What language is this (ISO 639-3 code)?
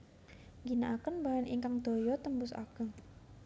jav